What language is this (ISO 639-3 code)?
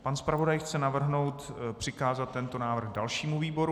ces